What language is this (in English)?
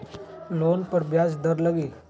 Magahi